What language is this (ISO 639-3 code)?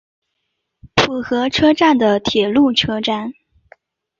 zho